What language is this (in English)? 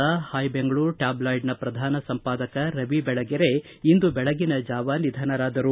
Kannada